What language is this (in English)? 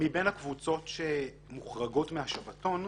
Hebrew